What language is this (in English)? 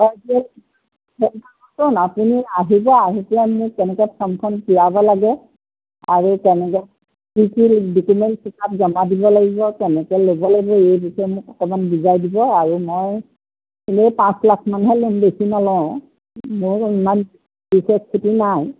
Assamese